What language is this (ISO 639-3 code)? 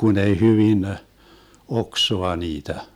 fin